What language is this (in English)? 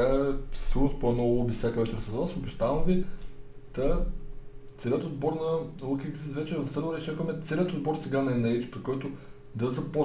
Bulgarian